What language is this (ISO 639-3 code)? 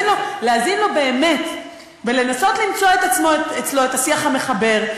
heb